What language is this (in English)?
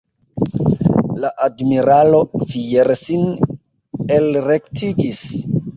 Esperanto